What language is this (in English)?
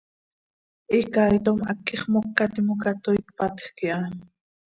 Seri